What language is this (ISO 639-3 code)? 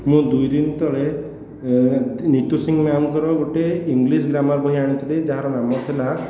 ori